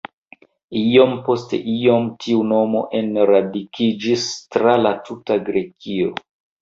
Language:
Esperanto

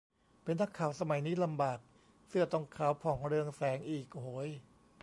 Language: Thai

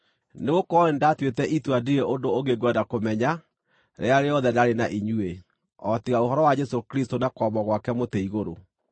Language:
Kikuyu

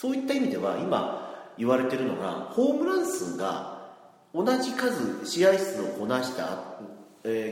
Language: Japanese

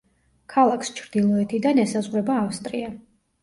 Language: Georgian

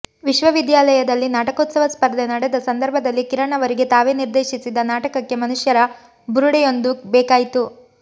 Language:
Kannada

